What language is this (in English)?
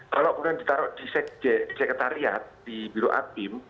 Indonesian